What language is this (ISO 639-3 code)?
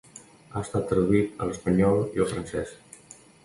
cat